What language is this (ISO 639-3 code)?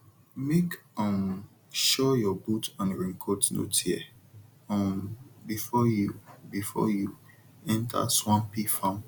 pcm